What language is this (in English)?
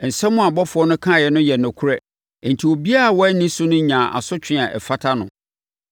Akan